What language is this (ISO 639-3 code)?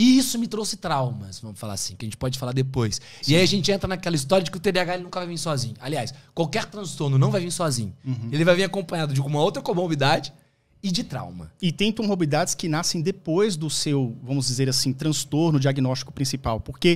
por